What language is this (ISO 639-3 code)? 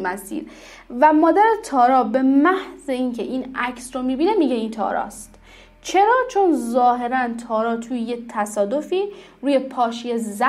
fas